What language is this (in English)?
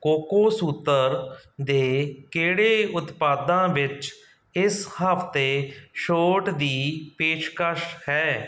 Punjabi